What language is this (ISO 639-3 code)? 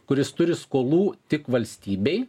lit